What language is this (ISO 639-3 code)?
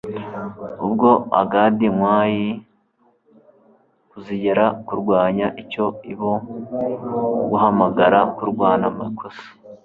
kin